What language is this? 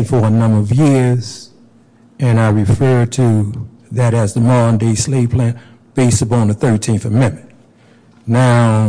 English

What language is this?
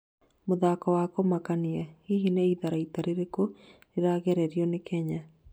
Kikuyu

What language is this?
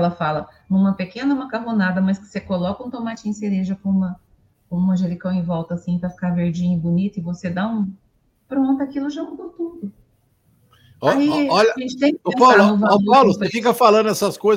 Portuguese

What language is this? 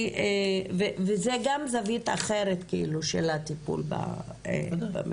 Hebrew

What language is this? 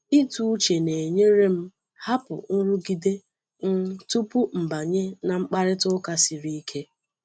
Igbo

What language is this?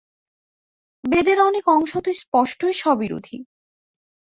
Bangla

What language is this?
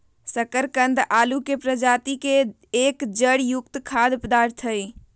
Magahi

